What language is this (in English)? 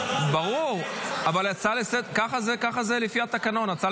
Hebrew